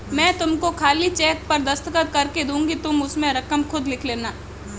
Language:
Hindi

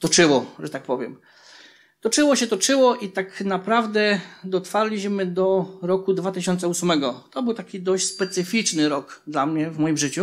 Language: Polish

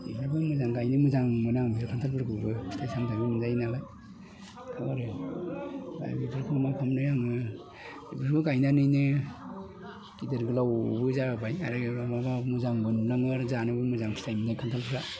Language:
Bodo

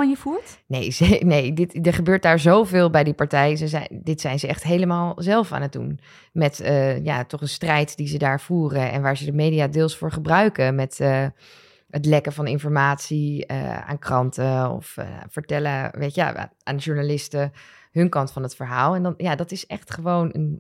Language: Dutch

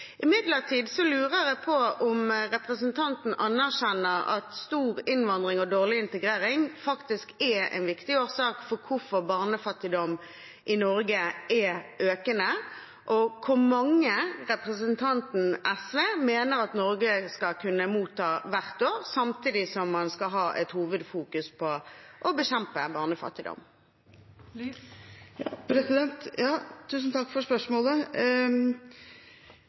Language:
Norwegian Bokmål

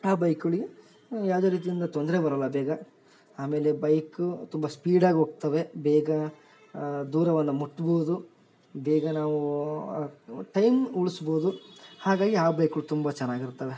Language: Kannada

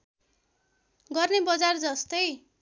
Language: Nepali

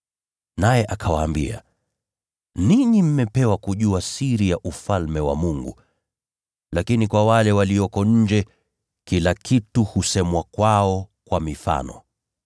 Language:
Swahili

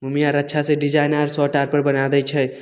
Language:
Maithili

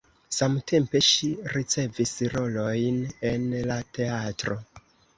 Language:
Esperanto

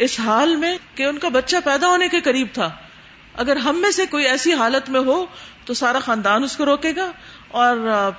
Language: Urdu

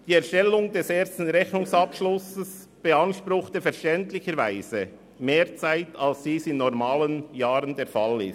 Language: Swiss German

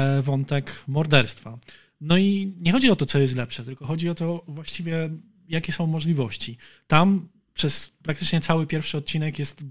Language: Polish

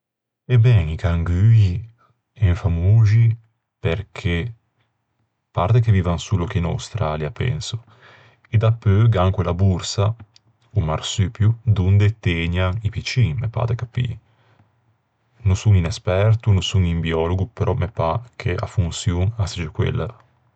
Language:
Ligurian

